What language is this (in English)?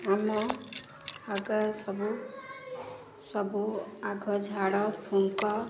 Odia